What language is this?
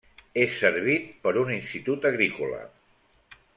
Catalan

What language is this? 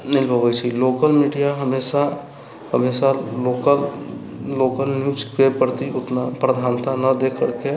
Maithili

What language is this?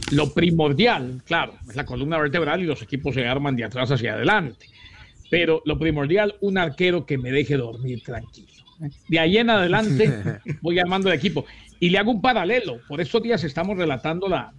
Spanish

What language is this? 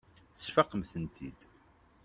Kabyle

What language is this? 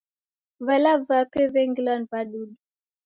Taita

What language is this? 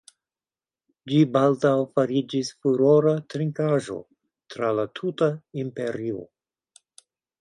Esperanto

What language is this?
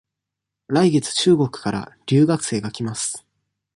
Japanese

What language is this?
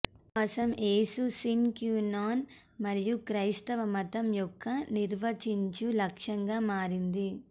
Telugu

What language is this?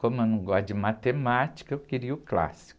Portuguese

